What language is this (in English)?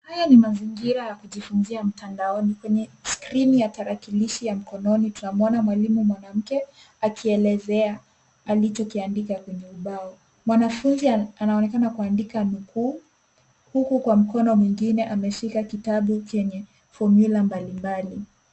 Swahili